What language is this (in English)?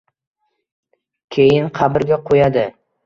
Uzbek